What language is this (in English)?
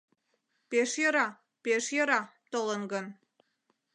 Mari